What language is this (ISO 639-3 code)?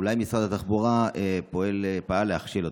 heb